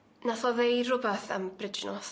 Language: Welsh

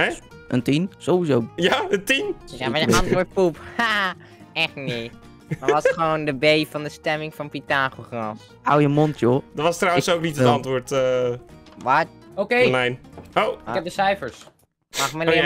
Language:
Dutch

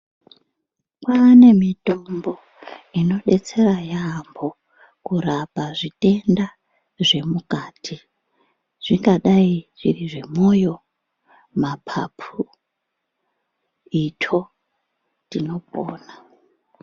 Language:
Ndau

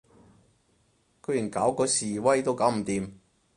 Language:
Cantonese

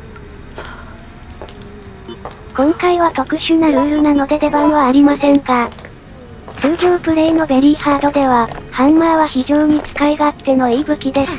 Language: Japanese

